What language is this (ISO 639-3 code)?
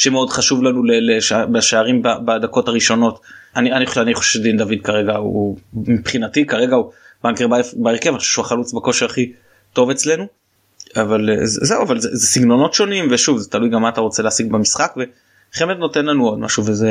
heb